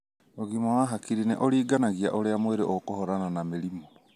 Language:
Kikuyu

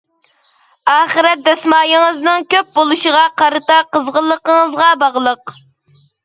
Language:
Uyghur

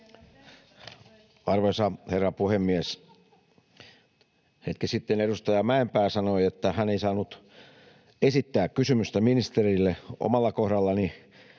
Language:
Finnish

